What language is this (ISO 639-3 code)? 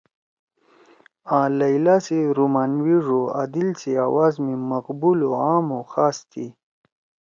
trw